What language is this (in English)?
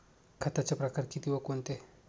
Marathi